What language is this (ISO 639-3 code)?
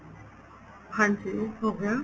pan